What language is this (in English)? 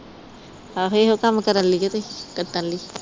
Punjabi